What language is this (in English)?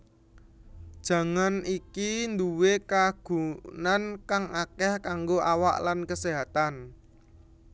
Javanese